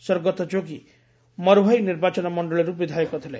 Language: Odia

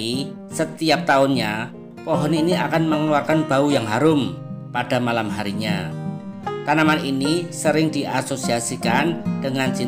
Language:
Indonesian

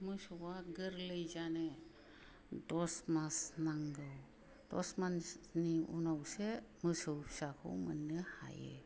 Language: Bodo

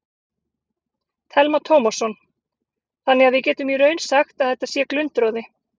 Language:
Icelandic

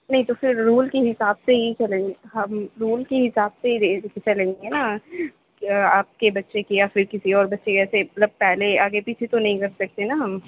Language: Urdu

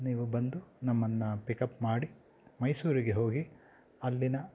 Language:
Kannada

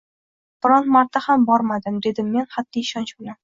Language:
Uzbek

